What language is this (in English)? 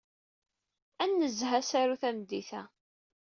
Kabyle